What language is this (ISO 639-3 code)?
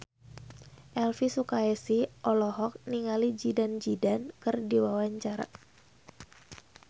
sun